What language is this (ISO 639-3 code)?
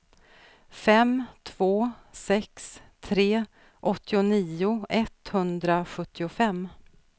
swe